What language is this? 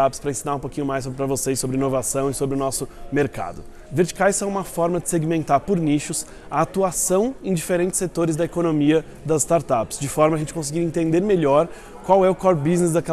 Portuguese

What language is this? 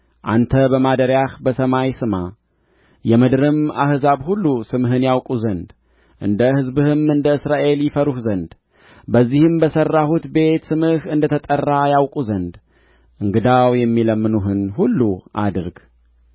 Amharic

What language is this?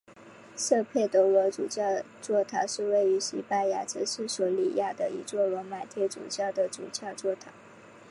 Chinese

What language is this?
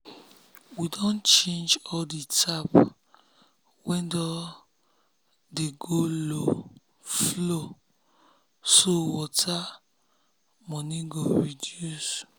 Nigerian Pidgin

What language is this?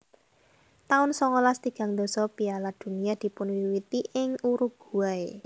Javanese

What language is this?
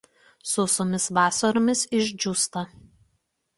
Lithuanian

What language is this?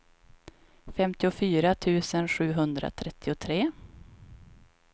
Swedish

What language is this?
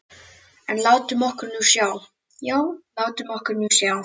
Icelandic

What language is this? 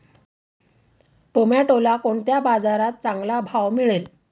Marathi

